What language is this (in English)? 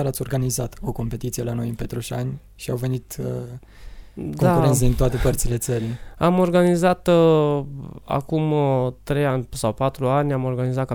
Romanian